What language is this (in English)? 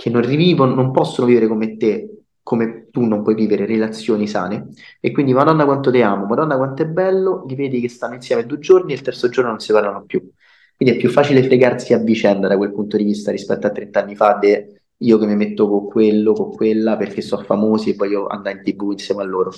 Italian